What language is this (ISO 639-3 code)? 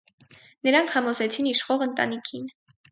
hye